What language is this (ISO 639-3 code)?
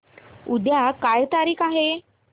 mar